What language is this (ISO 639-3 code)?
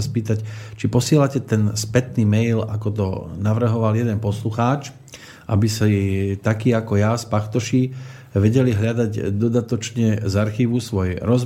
slk